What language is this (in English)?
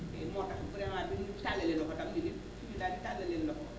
Wolof